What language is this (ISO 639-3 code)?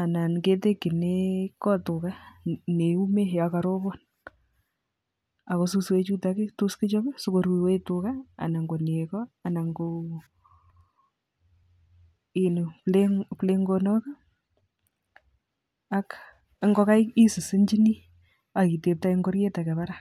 kln